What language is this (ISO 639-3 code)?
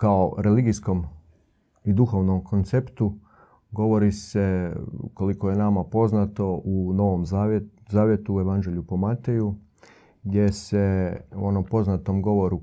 hrv